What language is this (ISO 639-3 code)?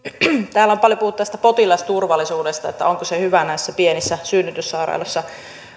fin